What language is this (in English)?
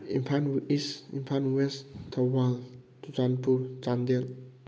Manipuri